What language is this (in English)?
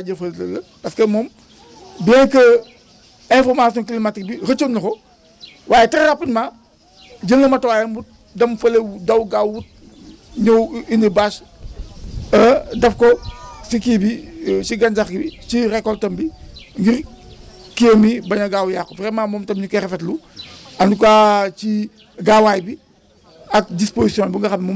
Wolof